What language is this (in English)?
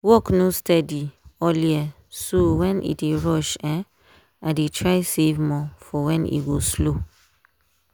Nigerian Pidgin